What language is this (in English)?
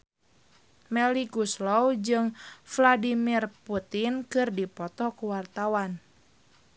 Sundanese